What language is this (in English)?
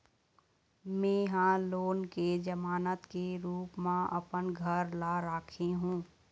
Chhattisgarhi